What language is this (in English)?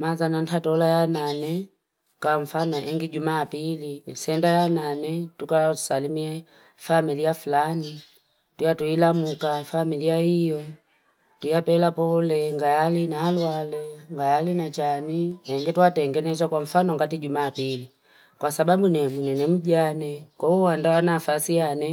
Fipa